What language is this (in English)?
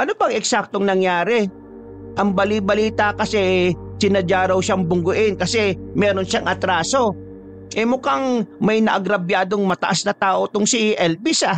Filipino